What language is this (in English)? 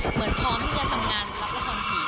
Thai